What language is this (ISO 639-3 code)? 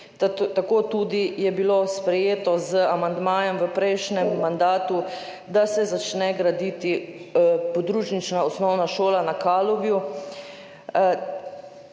slv